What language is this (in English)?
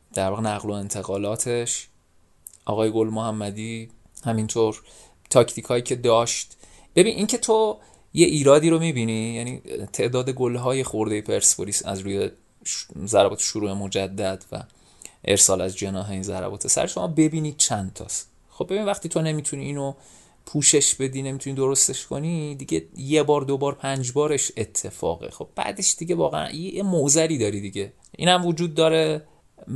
Persian